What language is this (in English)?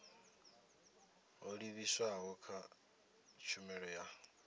Venda